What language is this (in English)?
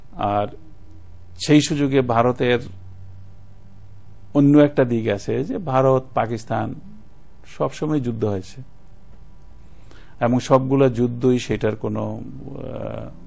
Bangla